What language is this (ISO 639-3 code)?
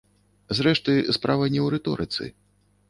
bel